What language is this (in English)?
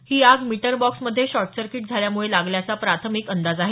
Marathi